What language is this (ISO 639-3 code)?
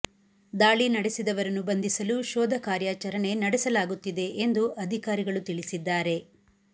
kan